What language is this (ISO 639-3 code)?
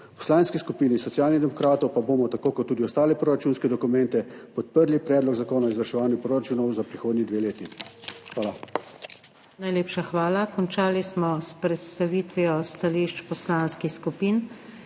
slv